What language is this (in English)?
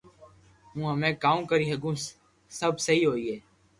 Loarki